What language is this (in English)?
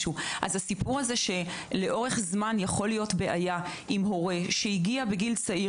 Hebrew